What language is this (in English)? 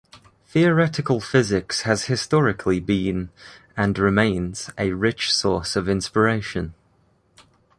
English